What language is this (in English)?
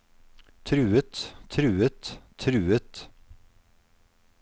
Norwegian